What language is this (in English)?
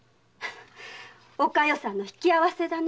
Japanese